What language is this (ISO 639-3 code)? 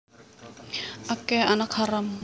jav